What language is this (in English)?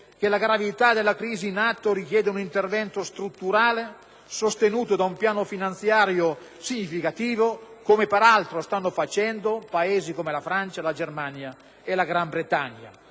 Italian